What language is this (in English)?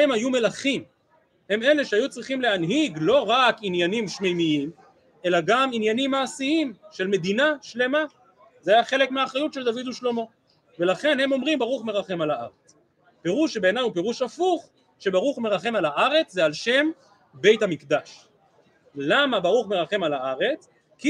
Hebrew